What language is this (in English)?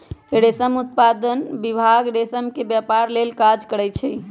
Magahi